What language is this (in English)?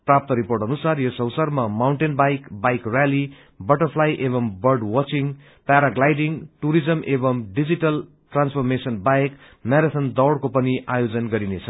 Nepali